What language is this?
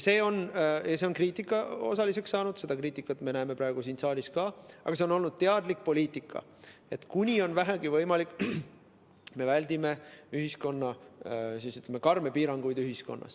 Estonian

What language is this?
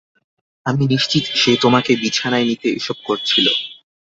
Bangla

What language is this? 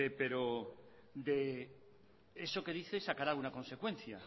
Spanish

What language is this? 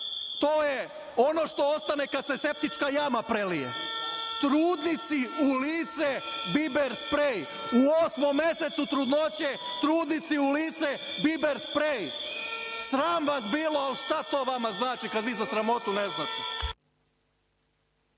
Serbian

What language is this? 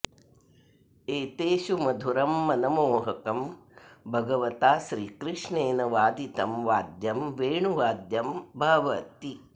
Sanskrit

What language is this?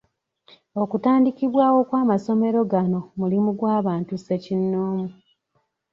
Ganda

